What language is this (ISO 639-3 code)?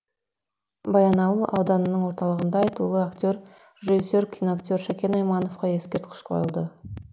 kaz